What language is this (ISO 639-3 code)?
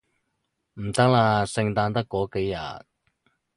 yue